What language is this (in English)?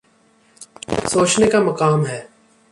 Urdu